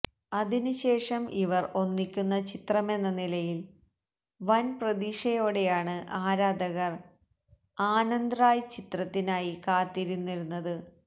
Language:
Malayalam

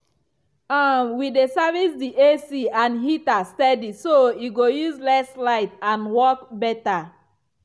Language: Nigerian Pidgin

